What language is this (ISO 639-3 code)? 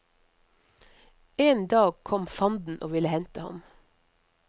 nor